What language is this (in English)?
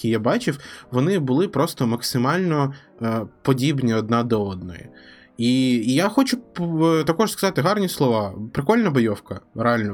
Ukrainian